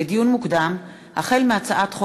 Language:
Hebrew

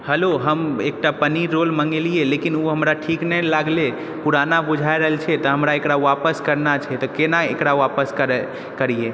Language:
Maithili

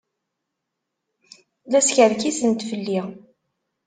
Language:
Kabyle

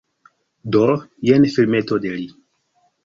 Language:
Esperanto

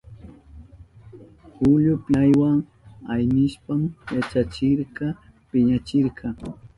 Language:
Southern Pastaza Quechua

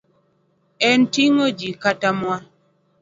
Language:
Luo (Kenya and Tanzania)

